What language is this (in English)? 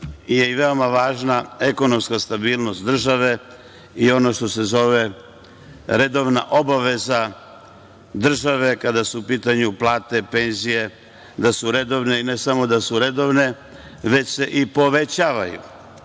Serbian